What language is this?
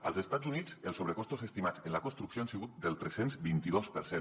Catalan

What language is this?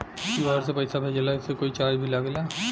Bhojpuri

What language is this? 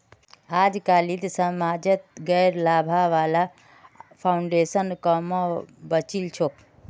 Magahi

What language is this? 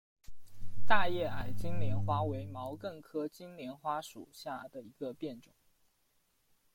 Chinese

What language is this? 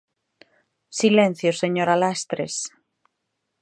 Galician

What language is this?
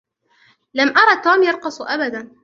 Arabic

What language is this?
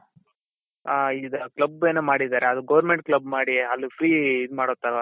Kannada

